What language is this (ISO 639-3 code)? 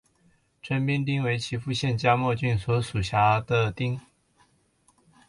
zho